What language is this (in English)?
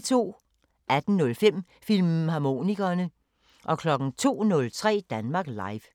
Danish